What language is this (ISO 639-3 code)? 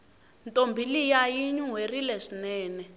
tso